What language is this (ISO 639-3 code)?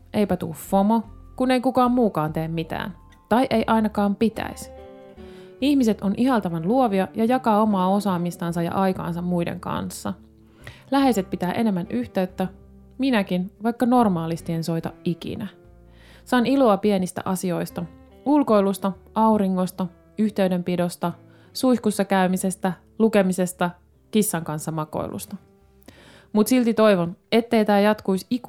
fin